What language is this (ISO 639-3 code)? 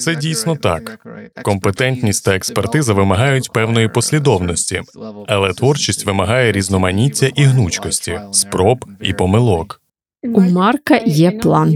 ukr